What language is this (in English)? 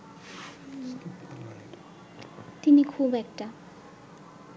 Bangla